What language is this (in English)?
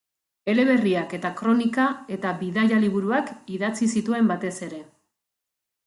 Basque